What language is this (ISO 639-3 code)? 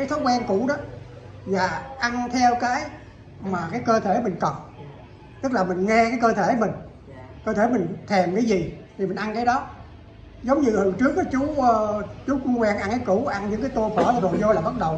vie